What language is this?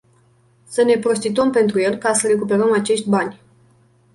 Romanian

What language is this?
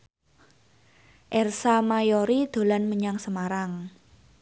Javanese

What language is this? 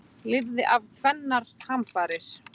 Icelandic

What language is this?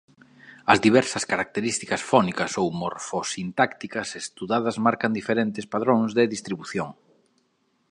Galician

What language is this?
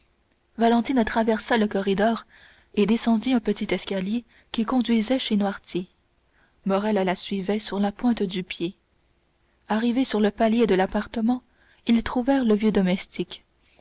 French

